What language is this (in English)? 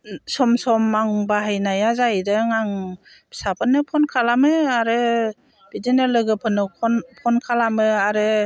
Bodo